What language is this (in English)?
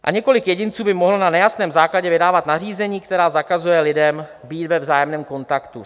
Czech